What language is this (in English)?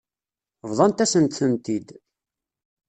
Kabyle